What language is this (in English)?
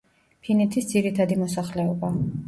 Georgian